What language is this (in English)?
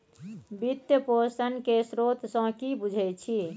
Maithili